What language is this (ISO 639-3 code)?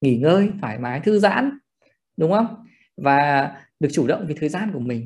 vie